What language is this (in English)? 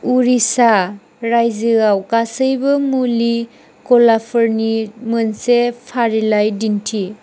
Bodo